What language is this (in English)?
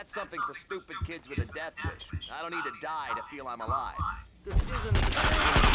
Polish